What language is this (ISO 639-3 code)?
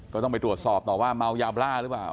tha